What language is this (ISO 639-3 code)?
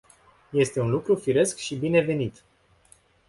ron